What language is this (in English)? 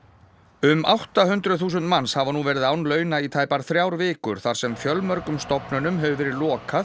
Icelandic